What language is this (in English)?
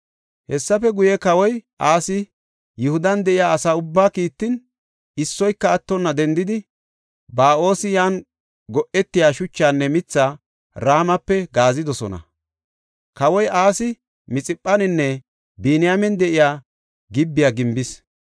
Gofa